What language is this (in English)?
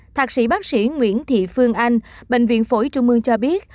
Vietnamese